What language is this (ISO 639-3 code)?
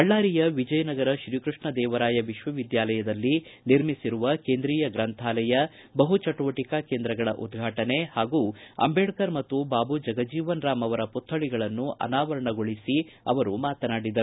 kan